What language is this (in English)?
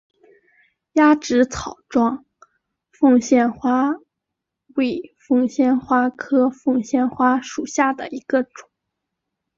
Chinese